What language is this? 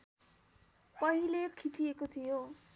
Nepali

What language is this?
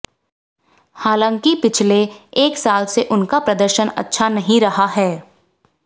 Hindi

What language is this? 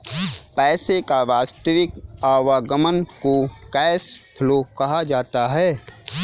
Hindi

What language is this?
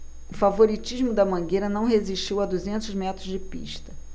Portuguese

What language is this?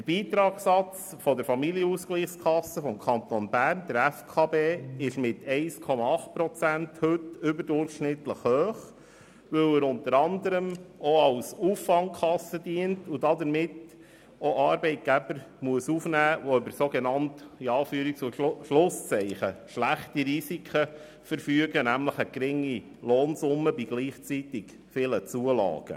Swiss German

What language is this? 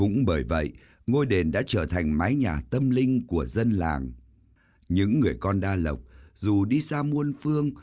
Vietnamese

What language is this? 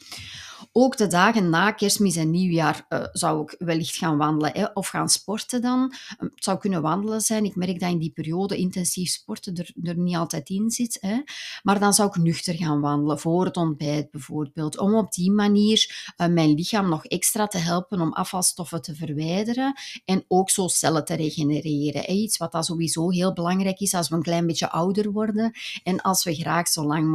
Dutch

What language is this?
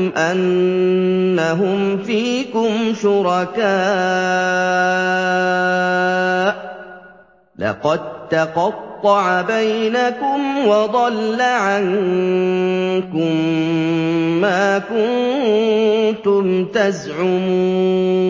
Arabic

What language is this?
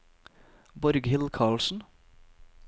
Norwegian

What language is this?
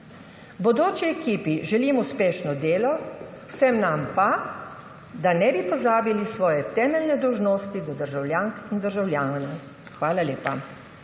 Slovenian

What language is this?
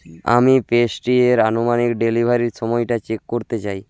Bangla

